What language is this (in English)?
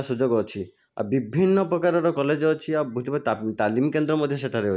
Odia